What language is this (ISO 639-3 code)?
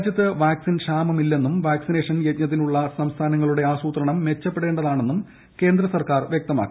mal